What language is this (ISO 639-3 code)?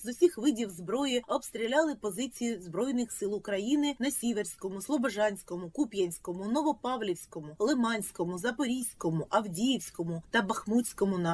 ukr